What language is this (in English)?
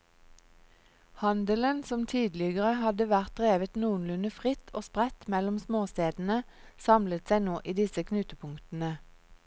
Norwegian